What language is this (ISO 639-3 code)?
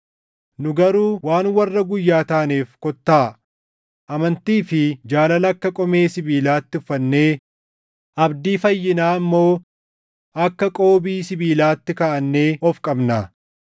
orm